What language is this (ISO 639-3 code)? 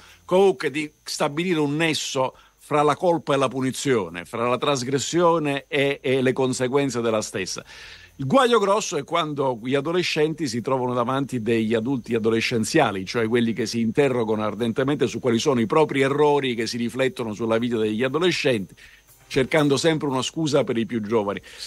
ita